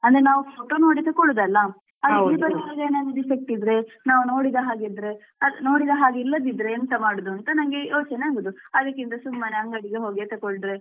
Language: Kannada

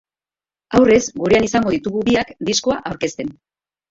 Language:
Basque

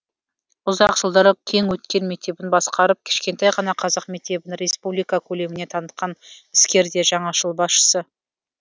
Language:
Kazakh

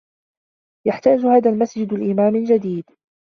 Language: Arabic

